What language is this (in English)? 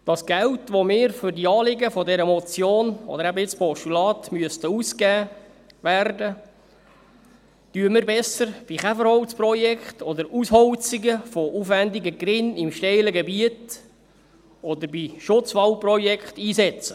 Swiss German